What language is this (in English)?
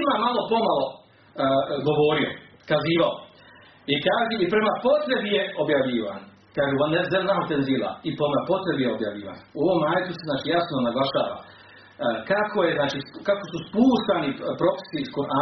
Croatian